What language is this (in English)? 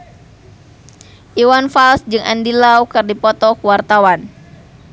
Sundanese